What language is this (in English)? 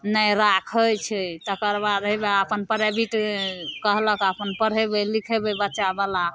Maithili